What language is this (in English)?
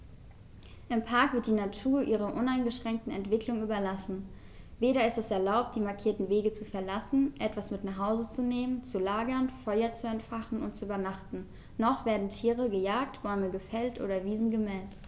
German